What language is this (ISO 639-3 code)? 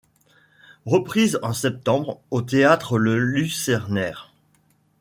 fra